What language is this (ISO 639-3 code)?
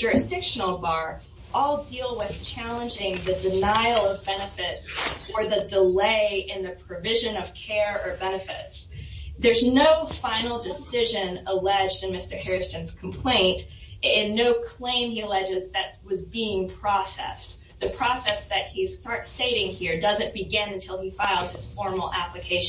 eng